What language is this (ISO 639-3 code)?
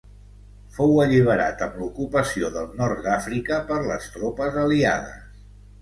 cat